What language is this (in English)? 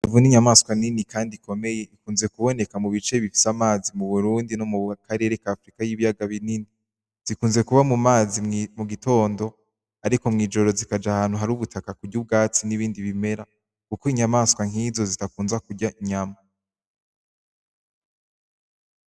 Rundi